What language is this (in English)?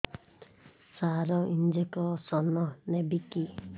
Odia